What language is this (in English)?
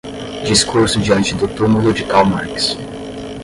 Portuguese